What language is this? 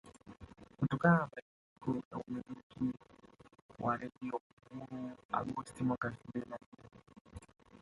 Swahili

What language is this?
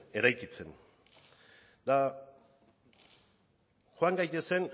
Basque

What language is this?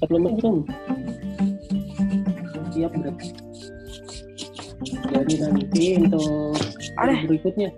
Indonesian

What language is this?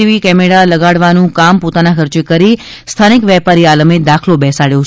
Gujarati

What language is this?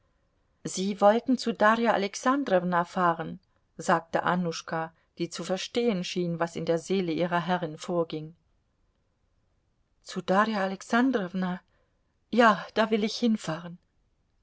German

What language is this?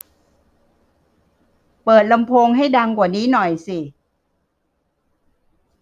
Thai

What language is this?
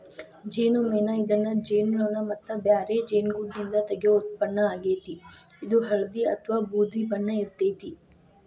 Kannada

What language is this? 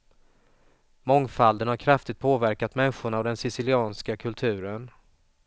Swedish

